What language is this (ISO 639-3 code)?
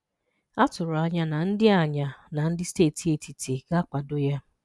ibo